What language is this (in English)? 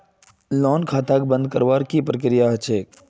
Magahi